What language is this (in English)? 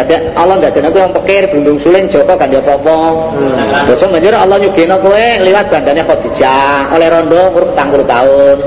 Indonesian